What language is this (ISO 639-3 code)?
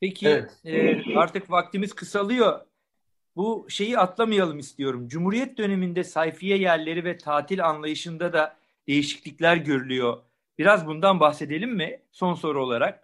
tur